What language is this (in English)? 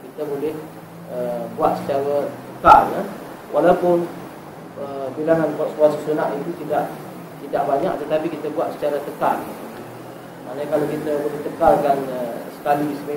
Malay